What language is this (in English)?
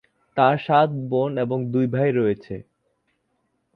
Bangla